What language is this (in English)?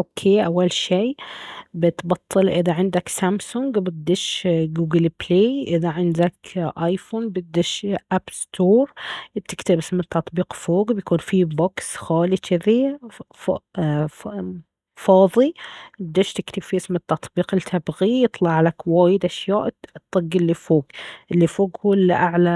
Baharna Arabic